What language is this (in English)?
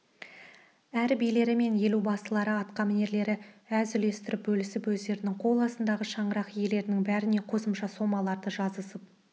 Kazakh